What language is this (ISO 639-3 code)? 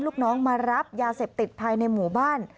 tha